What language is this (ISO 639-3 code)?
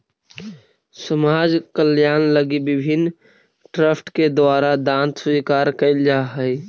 mag